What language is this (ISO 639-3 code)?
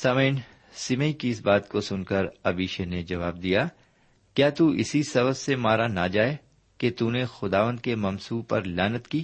urd